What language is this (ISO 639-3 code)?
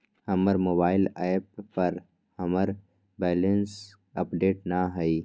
mag